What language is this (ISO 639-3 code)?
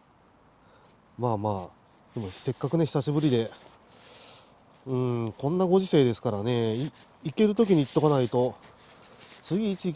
jpn